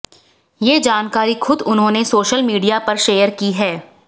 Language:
Hindi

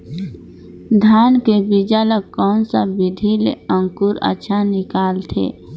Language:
Chhattisgarhi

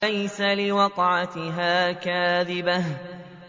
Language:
Arabic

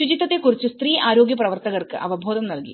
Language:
Malayalam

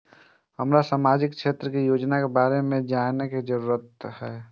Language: Maithili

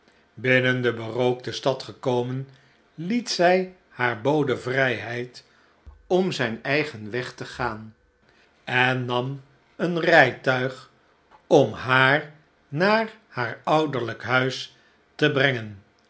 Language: Dutch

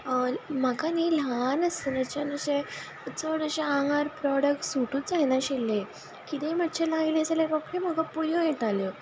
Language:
Konkani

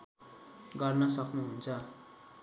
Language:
Nepali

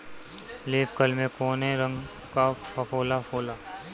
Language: Bhojpuri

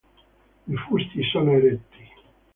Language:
Italian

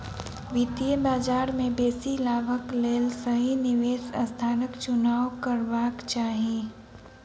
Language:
Maithili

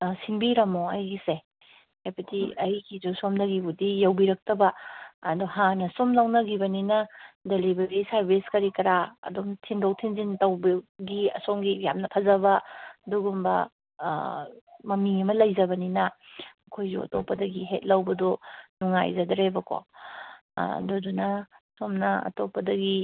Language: Manipuri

